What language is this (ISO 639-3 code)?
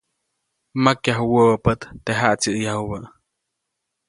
zoc